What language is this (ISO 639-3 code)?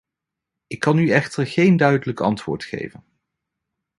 nld